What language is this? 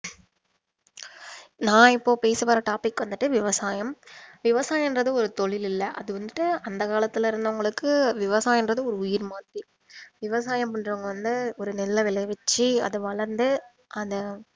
Tamil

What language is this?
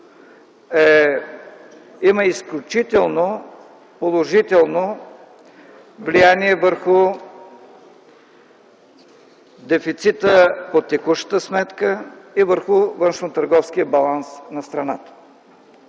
Bulgarian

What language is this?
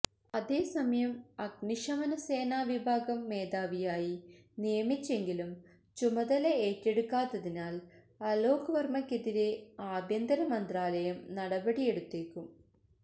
Malayalam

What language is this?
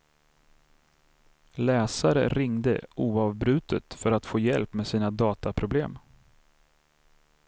Swedish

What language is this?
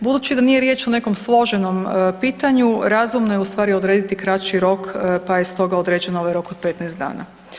Croatian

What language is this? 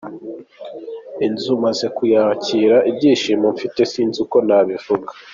Kinyarwanda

